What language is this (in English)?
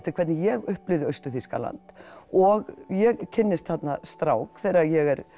Icelandic